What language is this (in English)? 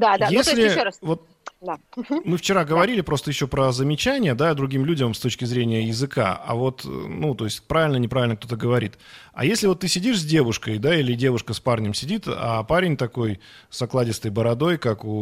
Russian